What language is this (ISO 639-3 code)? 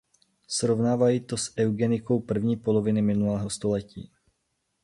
ces